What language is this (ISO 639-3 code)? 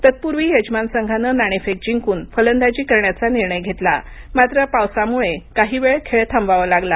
mar